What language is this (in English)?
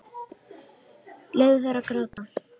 Icelandic